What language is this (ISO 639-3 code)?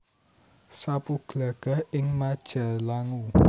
jav